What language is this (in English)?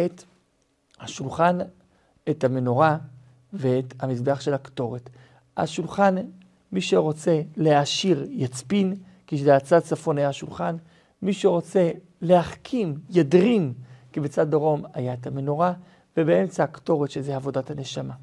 Hebrew